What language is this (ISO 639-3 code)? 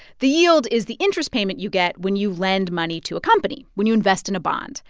eng